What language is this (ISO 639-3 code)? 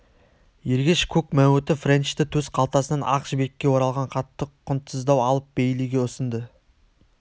kaz